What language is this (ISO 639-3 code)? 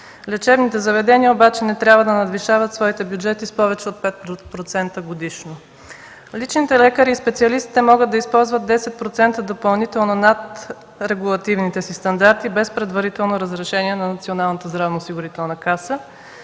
bul